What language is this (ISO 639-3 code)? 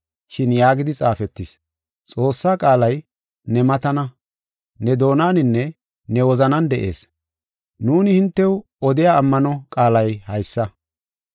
gof